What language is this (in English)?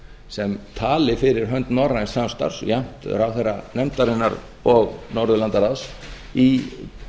Icelandic